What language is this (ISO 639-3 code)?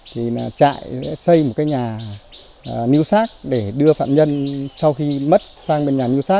vie